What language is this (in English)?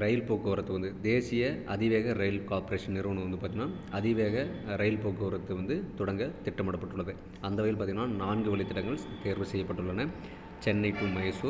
Hindi